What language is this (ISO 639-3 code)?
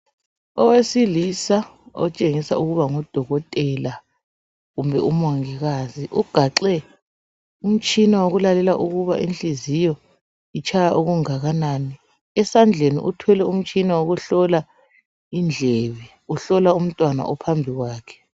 nde